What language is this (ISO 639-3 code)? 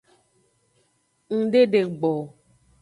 ajg